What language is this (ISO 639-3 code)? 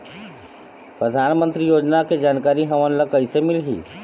hne